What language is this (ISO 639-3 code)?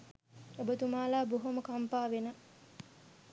sin